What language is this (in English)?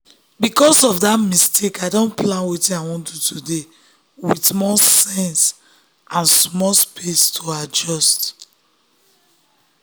Nigerian Pidgin